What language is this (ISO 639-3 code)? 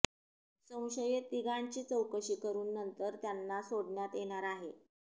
mar